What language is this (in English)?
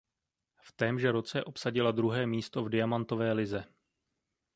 Czech